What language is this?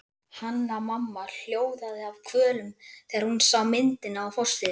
Icelandic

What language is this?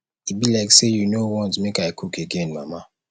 Nigerian Pidgin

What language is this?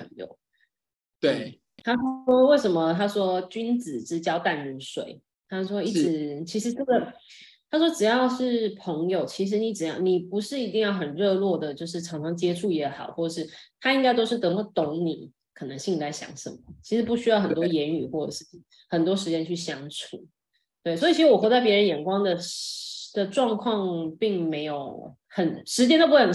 Chinese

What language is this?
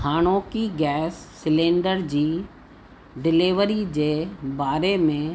Sindhi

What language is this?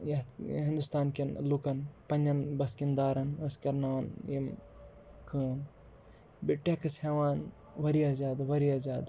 Kashmiri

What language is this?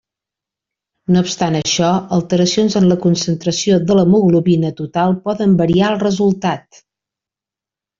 Catalan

